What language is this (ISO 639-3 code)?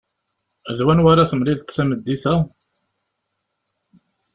kab